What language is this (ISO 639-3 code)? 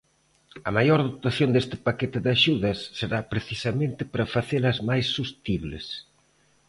glg